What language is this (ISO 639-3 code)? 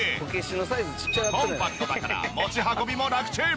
jpn